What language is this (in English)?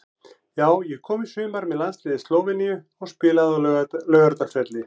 Icelandic